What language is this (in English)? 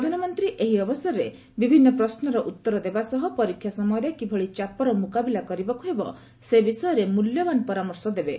Odia